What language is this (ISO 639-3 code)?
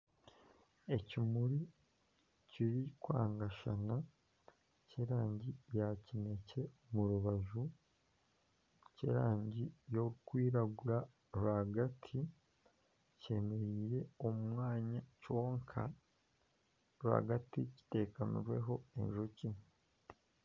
nyn